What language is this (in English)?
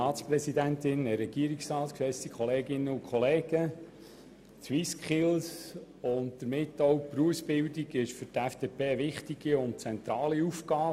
Swiss German